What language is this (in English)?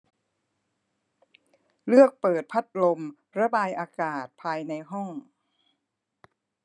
Thai